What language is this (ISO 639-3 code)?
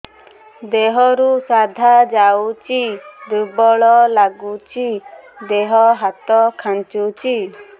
ori